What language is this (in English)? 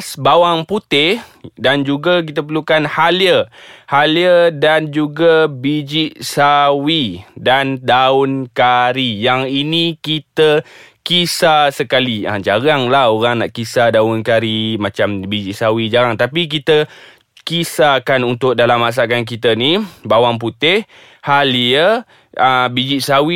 Malay